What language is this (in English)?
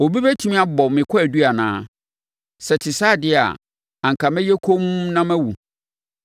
Akan